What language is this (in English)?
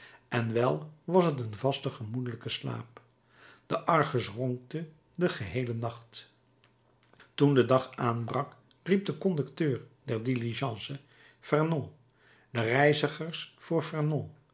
Dutch